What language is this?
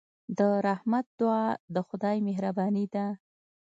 Pashto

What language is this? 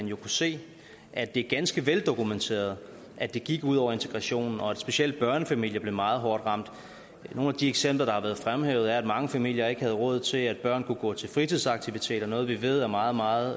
Danish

